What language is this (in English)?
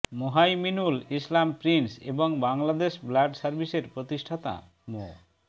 Bangla